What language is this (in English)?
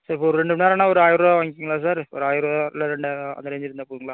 Tamil